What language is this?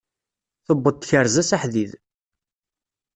Kabyle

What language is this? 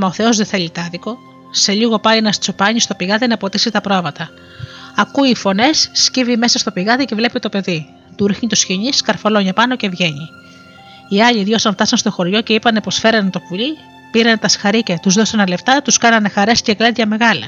Greek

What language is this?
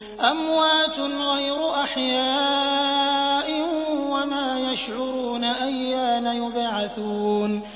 Arabic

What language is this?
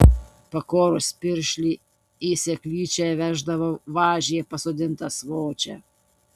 Lithuanian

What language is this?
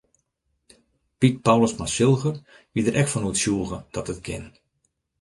Western Frisian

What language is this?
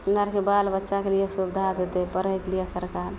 Maithili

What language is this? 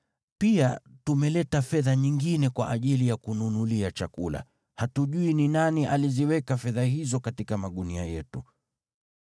Swahili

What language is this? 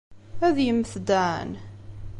Kabyle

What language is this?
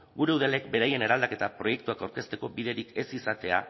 Basque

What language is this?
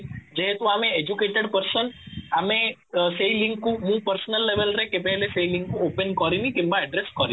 Odia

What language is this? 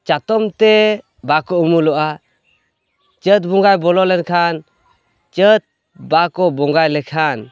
Santali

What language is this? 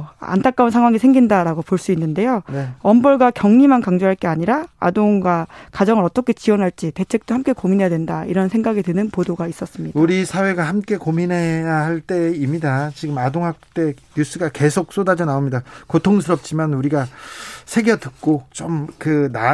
Korean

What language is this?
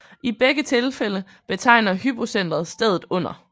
Danish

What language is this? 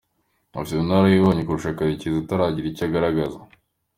Kinyarwanda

